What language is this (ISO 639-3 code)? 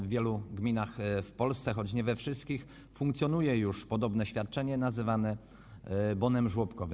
pol